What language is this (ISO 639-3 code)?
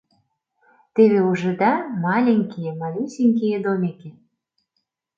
chm